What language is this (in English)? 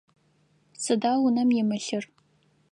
Adyghe